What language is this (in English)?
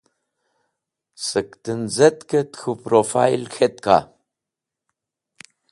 Wakhi